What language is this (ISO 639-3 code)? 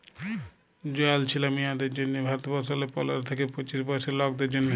ben